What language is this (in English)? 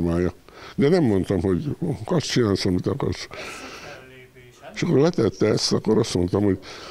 Hungarian